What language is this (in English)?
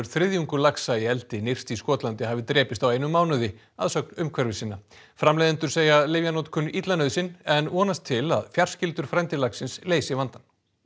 Icelandic